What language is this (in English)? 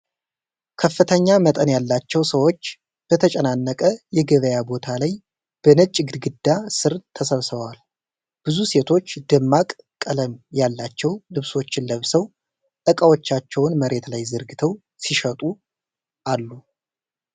Amharic